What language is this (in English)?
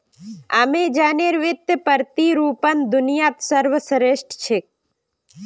Magahi